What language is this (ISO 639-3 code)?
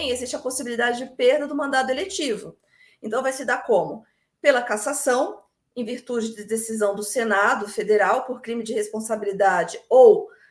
por